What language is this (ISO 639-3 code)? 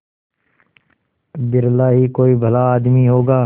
hin